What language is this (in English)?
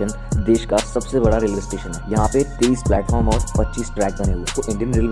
Hindi